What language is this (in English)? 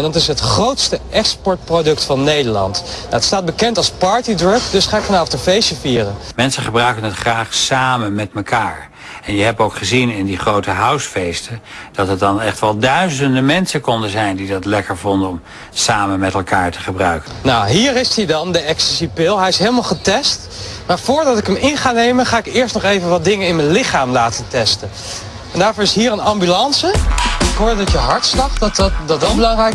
Dutch